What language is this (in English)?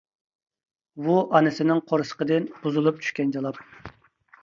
Uyghur